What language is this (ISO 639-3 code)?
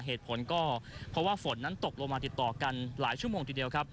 tha